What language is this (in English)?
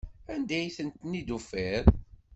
Kabyle